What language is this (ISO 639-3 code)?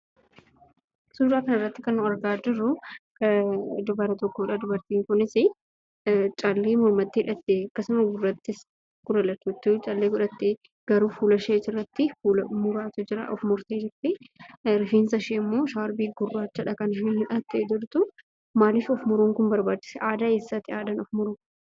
orm